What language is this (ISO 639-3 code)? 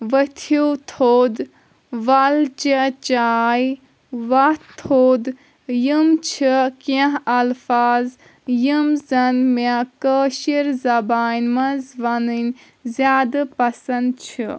kas